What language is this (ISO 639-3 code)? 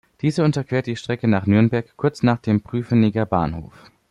deu